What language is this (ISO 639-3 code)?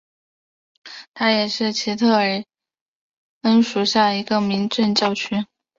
zho